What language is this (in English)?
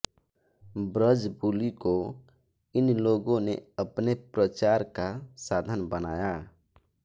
Hindi